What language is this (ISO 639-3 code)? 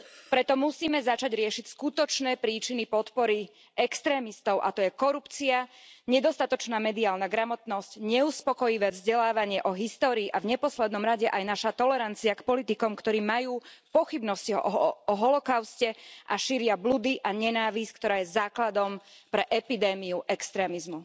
slk